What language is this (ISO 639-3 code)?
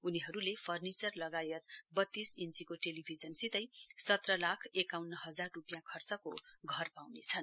nep